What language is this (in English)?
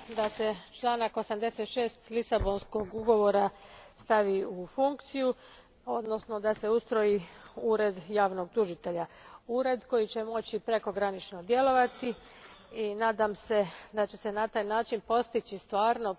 Croatian